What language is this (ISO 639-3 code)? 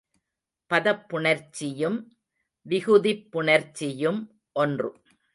tam